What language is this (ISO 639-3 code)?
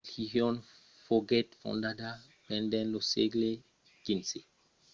oci